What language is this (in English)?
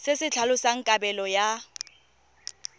Tswana